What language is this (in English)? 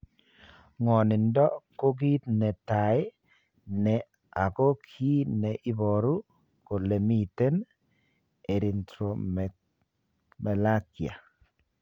Kalenjin